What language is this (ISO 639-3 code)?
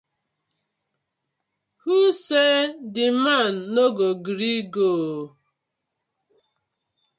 pcm